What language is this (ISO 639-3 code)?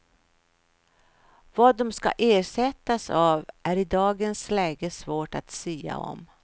swe